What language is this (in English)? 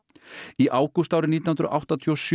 Icelandic